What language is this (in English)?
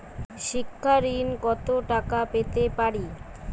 Bangla